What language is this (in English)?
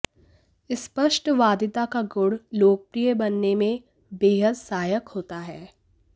Hindi